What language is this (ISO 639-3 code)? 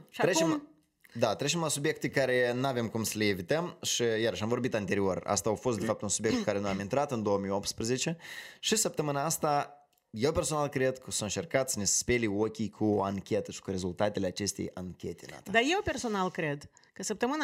ron